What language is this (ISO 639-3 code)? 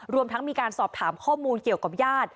tha